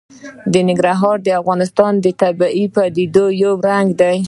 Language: Pashto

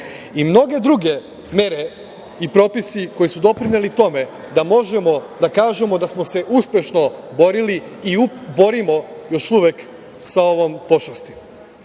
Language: Serbian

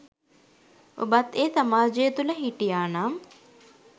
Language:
Sinhala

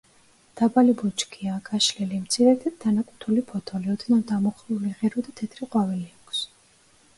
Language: Georgian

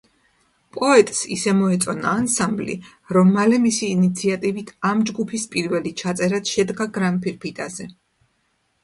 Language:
Georgian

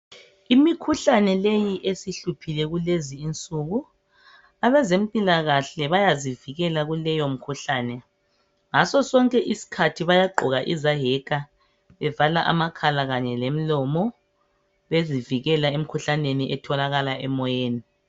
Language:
North Ndebele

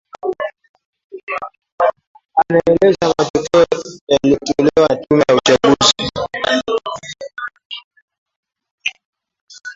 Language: Swahili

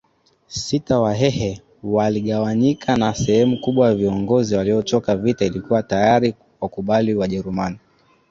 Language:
Swahili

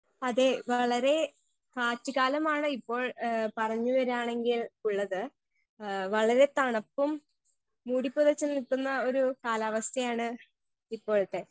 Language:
Malayalam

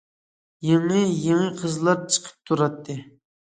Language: Uyghur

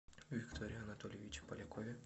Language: Russian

